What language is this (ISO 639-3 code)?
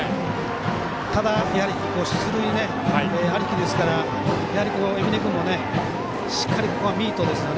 jpn